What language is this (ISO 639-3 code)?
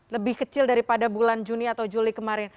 ind